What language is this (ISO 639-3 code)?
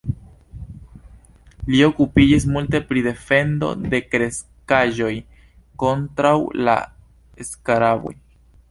epo